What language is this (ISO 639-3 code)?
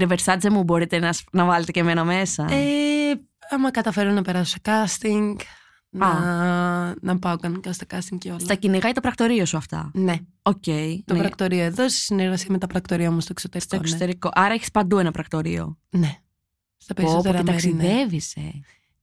ell